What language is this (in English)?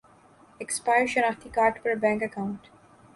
Urdu